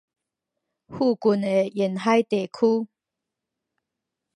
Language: Min Nan Chinese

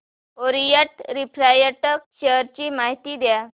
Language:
Marathi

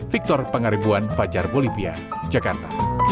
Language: Indonesian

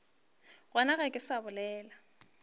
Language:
Northern Sotho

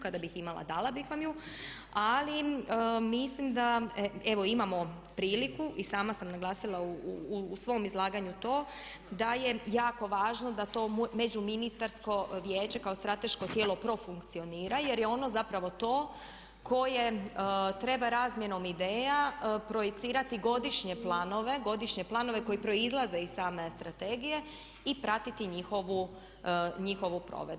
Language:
Croatian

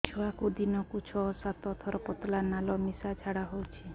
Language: Odia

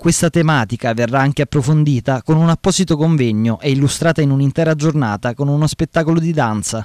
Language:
Italian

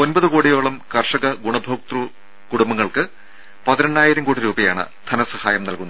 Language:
Malayalam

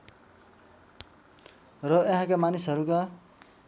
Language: Nepali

